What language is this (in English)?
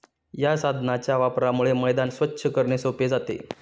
Marathi